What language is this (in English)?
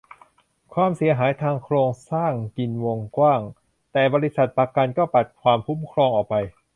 Thai